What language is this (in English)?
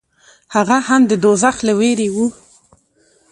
Pashto